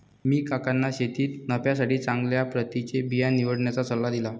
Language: Marathi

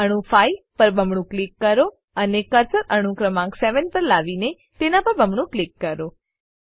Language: Gujarati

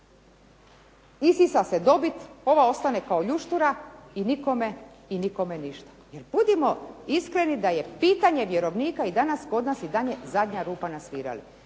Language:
Croatian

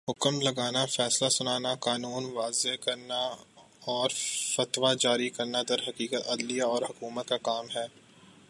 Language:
Urdu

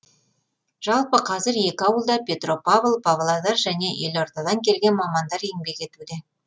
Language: Kazakh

